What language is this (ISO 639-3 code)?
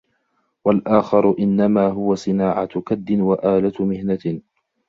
ara